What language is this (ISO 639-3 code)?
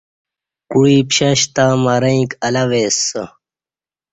bsh